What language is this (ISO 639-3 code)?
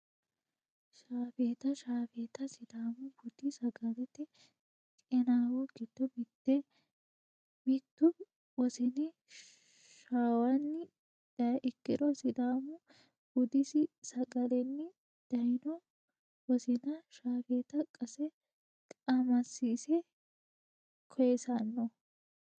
sid